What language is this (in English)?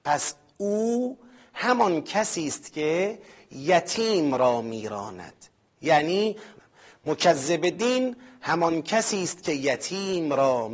Persian